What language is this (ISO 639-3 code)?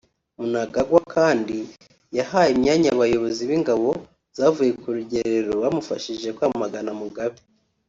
kin